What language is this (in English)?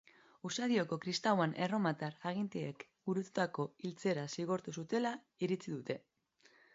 Basque